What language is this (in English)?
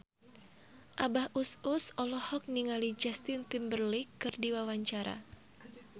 Sundanese